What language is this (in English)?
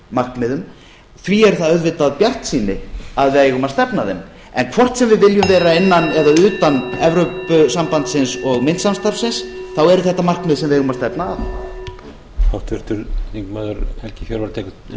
Icelandic